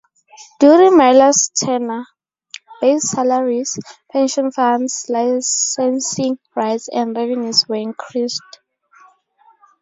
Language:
English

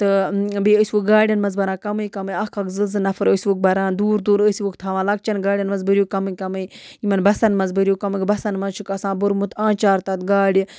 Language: Kashmiri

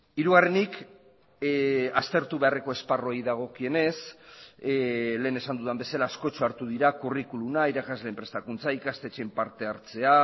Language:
Basque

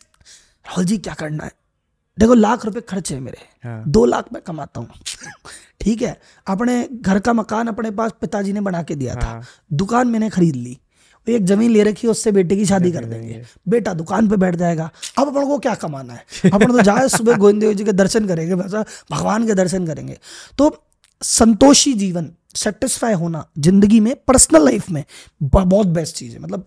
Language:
Hindi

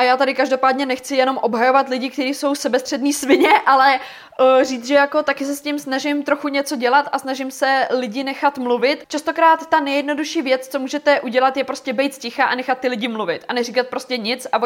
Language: Czech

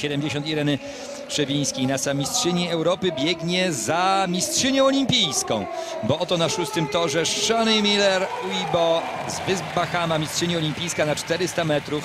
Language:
Polish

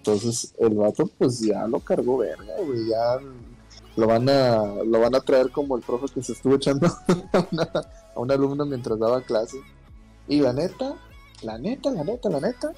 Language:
Spanish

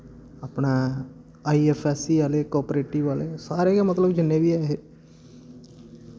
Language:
Dogri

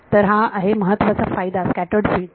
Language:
Marathi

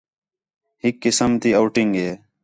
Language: Khetrani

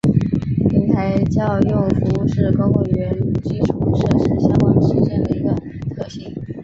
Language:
Chinese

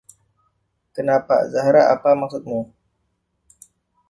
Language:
Indonesian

